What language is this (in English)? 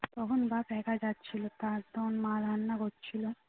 Bangla